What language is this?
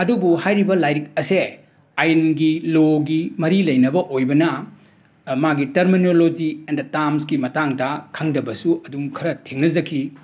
Manipuri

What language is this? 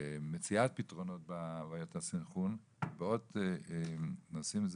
Hebrew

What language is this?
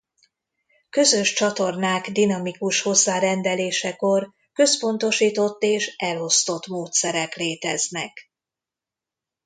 Hungarian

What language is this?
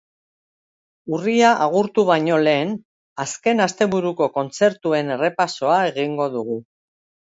Basque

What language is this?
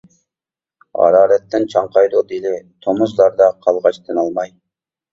Uyghur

